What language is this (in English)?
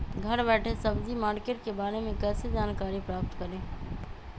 Magahi